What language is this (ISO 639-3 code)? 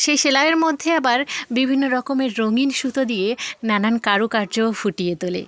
ben